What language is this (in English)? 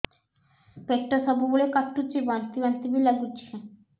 Odia